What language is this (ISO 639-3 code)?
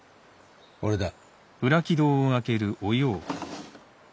jpn